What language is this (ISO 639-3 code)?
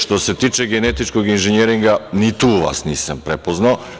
srp